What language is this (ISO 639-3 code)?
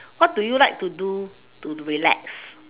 eng